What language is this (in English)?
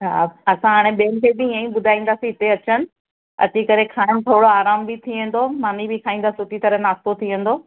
Sindhi